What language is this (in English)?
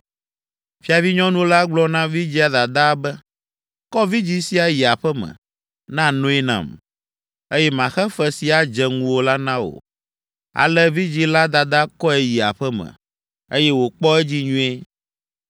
Ewe